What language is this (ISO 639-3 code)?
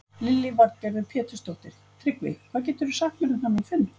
isl